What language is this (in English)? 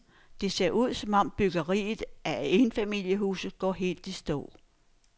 Danish